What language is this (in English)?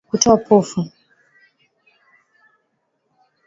Swahili